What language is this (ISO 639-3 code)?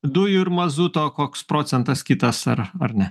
lit